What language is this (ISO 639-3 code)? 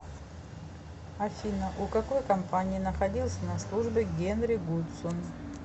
rus